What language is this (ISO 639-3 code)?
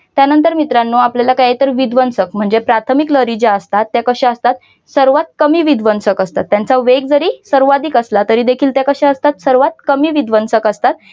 mar